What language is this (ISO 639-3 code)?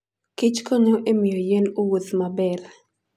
luo